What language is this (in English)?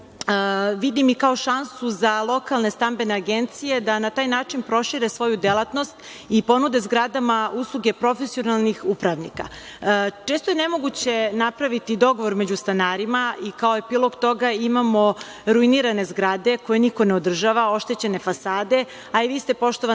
Serbian